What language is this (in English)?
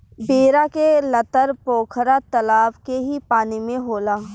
Bhojpuri